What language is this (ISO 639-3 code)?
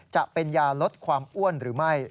tha